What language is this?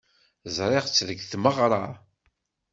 Kabyle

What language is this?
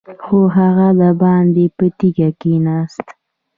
Pashto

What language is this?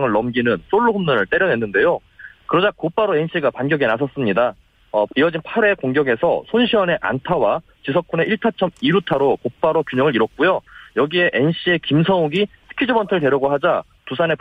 Korean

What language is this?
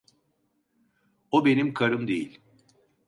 Turkish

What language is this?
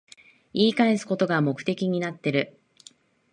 Japanese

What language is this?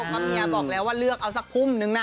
Thai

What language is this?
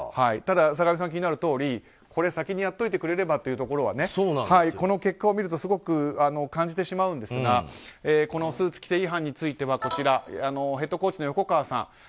Japanese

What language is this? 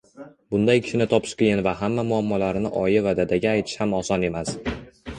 Uzbek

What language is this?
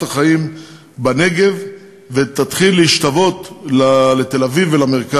Hebrew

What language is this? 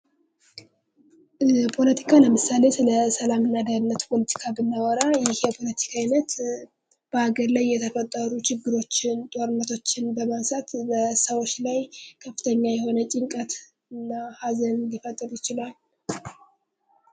Amharic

